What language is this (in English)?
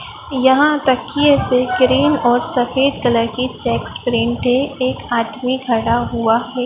Hindi